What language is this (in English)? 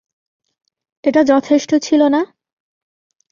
Bangla